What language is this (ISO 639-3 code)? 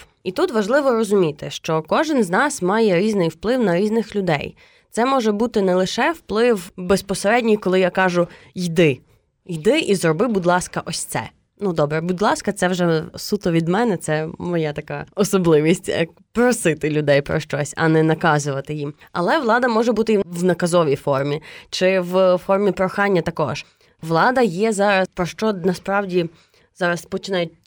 ukr